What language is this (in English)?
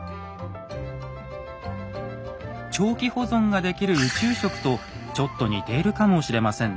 Japanese